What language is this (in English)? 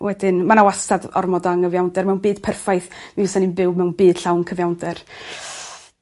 Welsh